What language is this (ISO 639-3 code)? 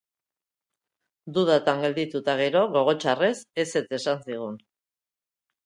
eus